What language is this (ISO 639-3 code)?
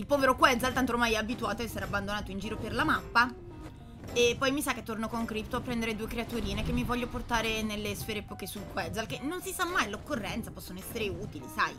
ita